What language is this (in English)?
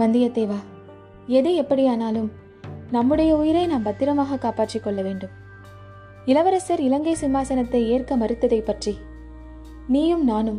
Tamil